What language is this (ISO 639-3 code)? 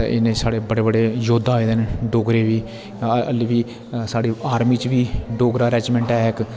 doi